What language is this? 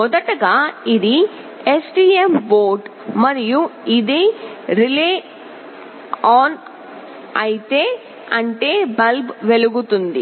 Telugu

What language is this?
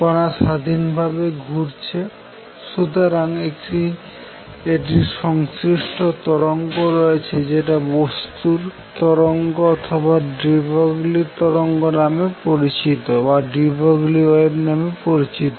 Bangla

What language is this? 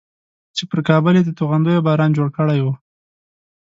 Pashto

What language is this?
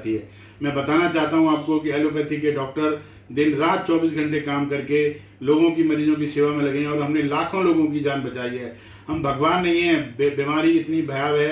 Hindi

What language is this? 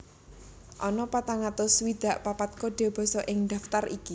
Javanese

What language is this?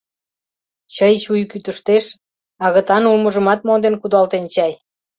Mari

